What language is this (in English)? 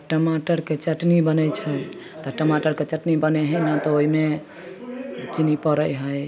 Maithili